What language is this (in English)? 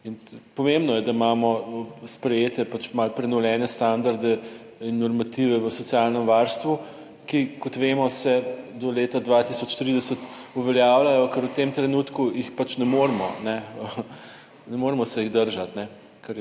Slovenian